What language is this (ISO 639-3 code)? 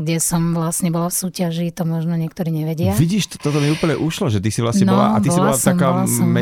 slk